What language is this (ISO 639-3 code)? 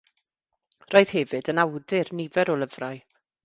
cym